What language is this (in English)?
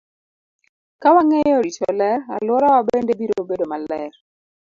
Luo (Kenya and Tanzania)